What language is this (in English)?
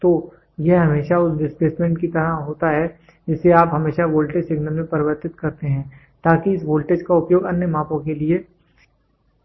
Hindi